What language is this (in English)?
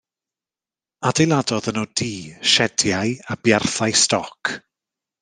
Welsh